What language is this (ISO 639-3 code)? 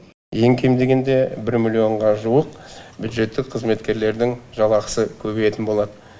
kaz